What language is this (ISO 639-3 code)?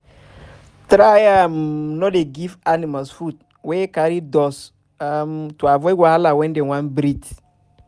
pcm